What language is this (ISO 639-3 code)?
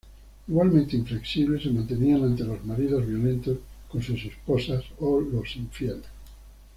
spa